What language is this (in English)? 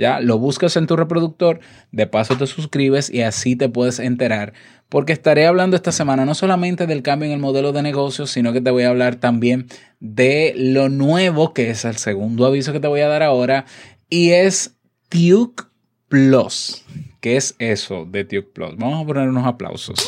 Spanish